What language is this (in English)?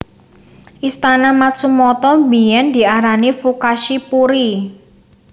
Javanese